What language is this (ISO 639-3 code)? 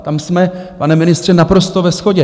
ces